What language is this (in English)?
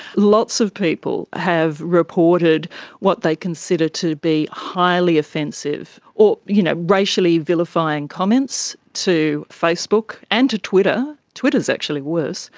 English